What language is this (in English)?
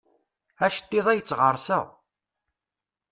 Kabyle